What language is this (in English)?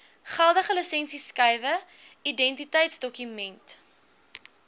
Afrikaans